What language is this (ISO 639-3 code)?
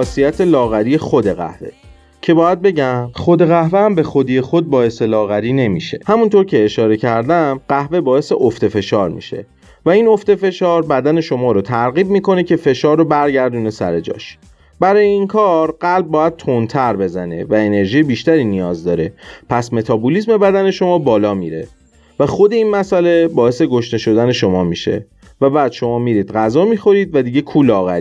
fas